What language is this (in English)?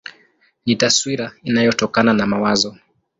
Swahili